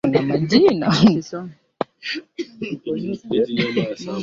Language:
Swahili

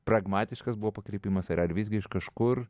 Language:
Lithuanian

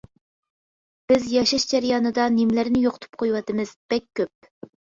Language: Uyghur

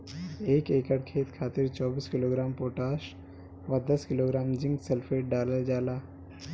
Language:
Bhojpuri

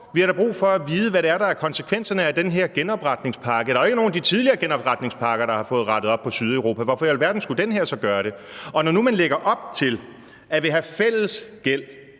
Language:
Danish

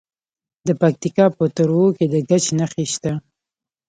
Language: Pashto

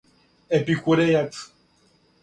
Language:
Serbian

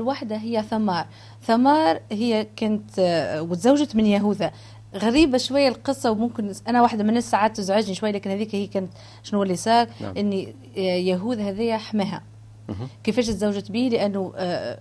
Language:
Arabic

